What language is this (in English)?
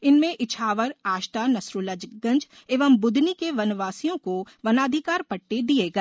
Hindi